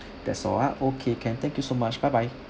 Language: English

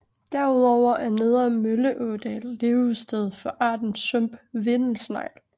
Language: Danish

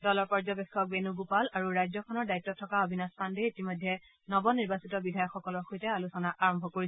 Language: Assamese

